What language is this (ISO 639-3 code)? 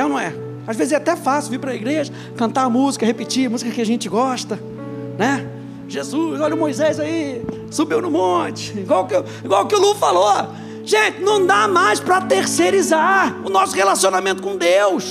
por